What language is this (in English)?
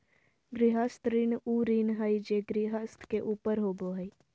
Magahi